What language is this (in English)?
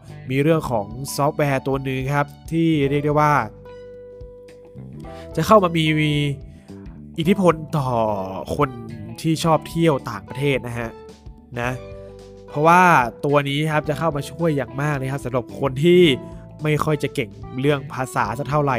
Thai